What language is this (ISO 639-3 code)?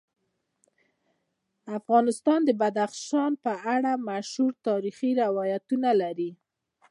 pus